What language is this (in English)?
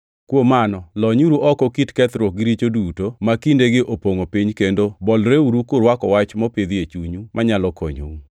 Luo (Kenya and Tanzania)